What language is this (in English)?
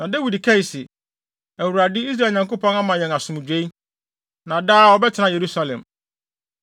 Akan